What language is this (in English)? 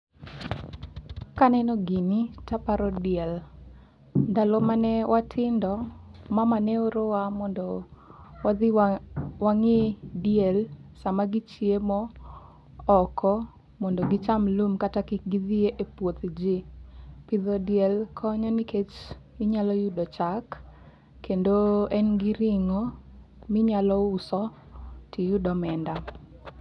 Luo (Kenya and Tanzania)